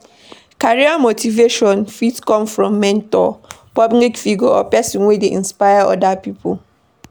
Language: Nigerian Pidgin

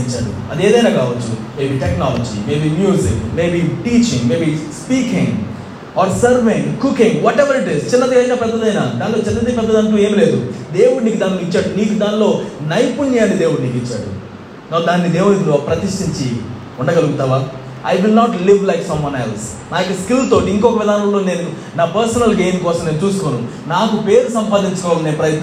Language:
Telugu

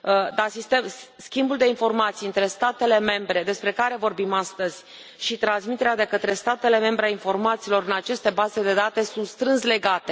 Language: Romanian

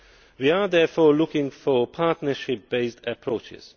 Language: English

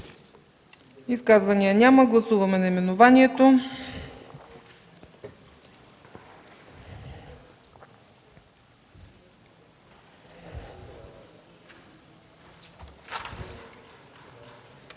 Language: Bulgarian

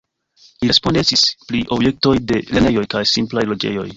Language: Esperanto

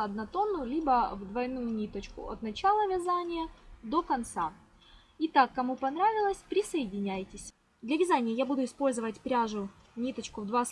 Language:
Russian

